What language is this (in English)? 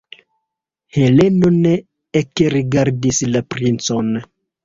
Esperanto